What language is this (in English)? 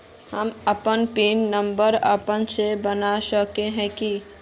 Magahi